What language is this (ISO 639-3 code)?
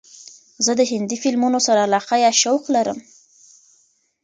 pus